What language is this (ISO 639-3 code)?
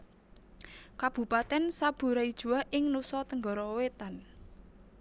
jav